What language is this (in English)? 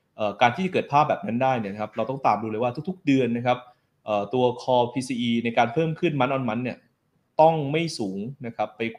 Thai